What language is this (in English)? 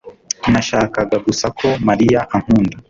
Kinyarwanda